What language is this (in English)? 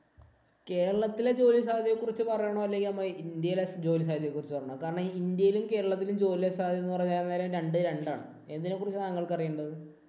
Malayalam